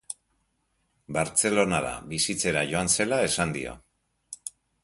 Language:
Basque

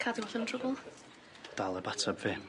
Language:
Welsh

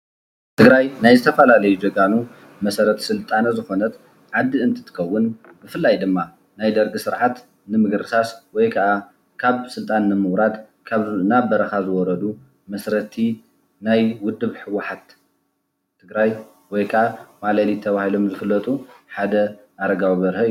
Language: Tigrinya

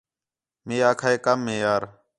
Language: Khetrani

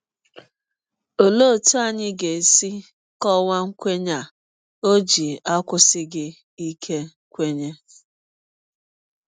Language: Igbo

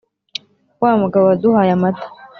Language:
Kinyarwanda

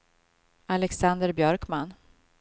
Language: Swedish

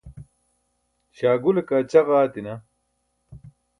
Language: Burushaski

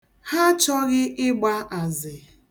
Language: Igbo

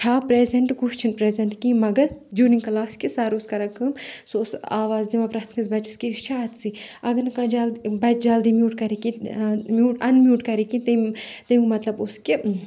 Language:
Kashmiri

